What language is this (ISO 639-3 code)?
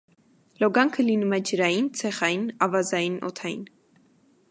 hye